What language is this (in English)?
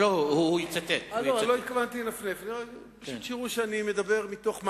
Hebrew